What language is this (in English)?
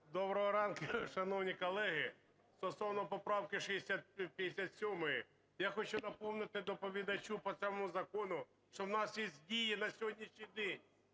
Ukrainian